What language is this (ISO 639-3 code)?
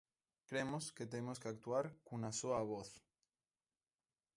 glg